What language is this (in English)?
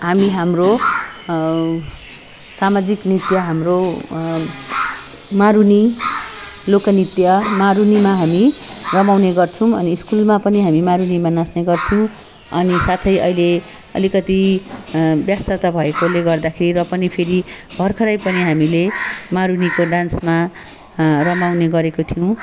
Nepali